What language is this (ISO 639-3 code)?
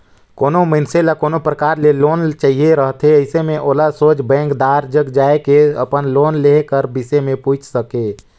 hne